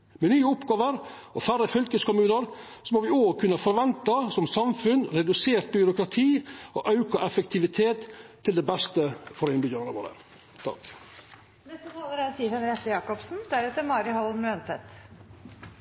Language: Norwegian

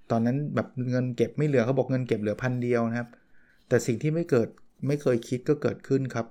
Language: Thai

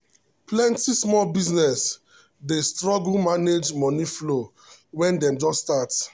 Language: Nigerian Pidgin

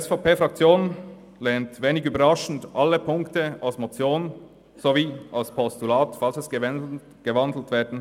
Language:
Swiss German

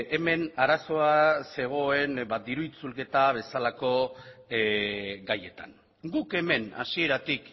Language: Basque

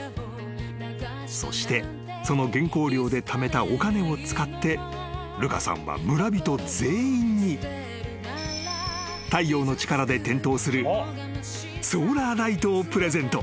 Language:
Japanese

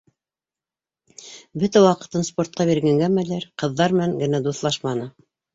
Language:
Bashkir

